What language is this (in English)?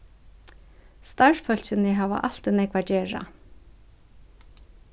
Faroese